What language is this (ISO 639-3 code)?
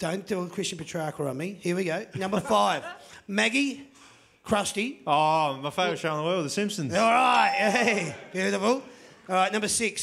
eng